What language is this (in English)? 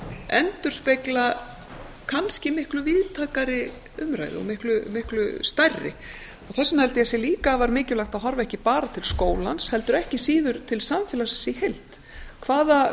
Icelandic